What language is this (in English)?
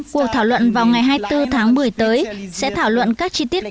Vietnamese